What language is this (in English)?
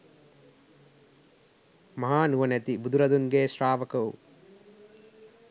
Sinhala